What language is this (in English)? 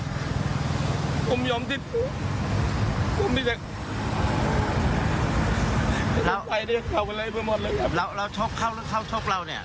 Thai